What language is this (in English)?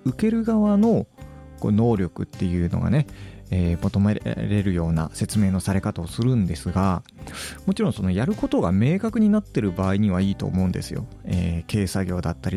Japanese